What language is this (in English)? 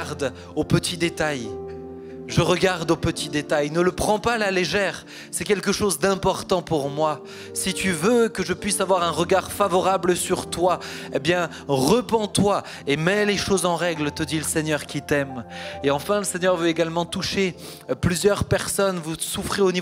French